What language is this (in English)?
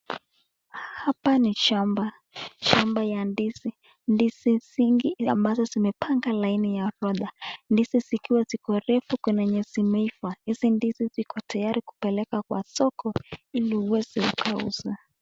Swahili